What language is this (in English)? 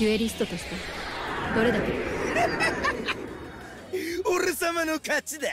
Japanese